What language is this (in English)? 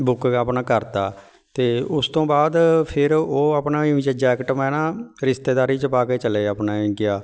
Punjabi